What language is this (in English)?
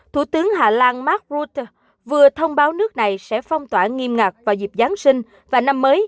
Vietnamese